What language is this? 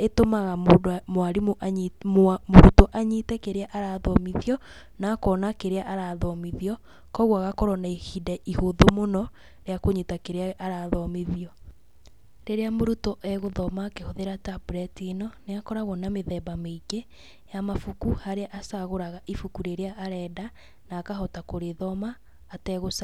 Kikuyu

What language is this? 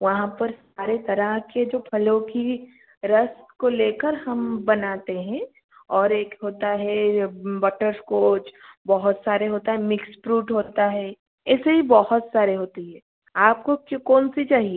Hindi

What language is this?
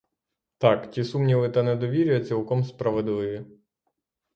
Ukrainian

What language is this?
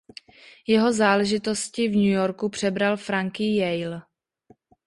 Czech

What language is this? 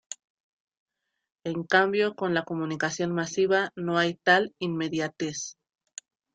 Spanish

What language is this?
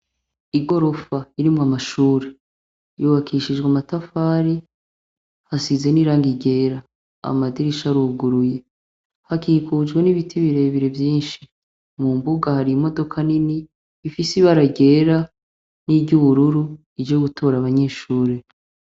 Rundi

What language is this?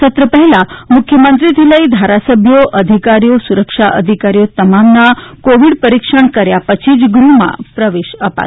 Gujarati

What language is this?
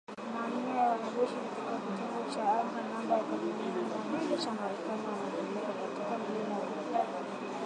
Swahili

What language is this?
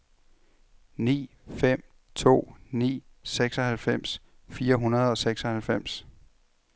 Danish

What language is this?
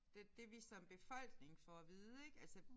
Danish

